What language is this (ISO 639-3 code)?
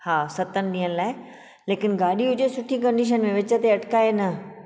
snd